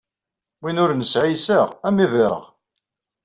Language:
Kabyle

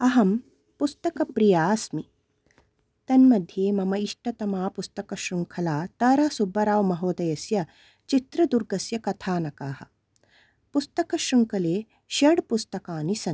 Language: Sanskrit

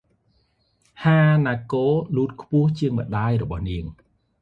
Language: Khmer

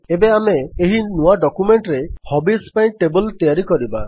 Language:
Odia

